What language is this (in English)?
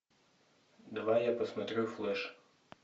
Russian